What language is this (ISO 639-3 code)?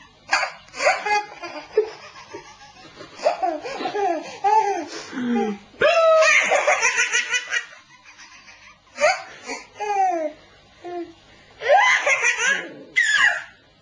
lav